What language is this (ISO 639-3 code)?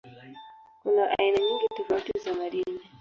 swa